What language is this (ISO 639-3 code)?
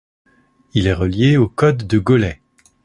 fra